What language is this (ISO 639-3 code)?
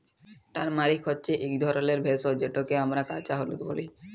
ben